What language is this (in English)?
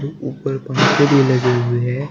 Hindi